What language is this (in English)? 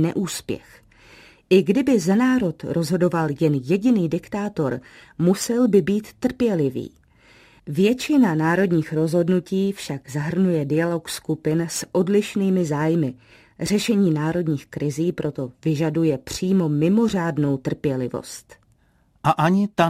Czech